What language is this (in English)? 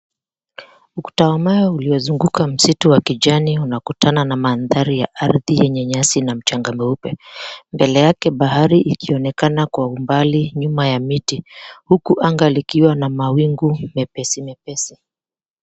Swahili